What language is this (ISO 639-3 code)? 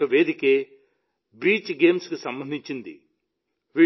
tel